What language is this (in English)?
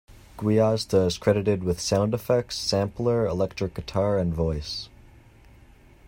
English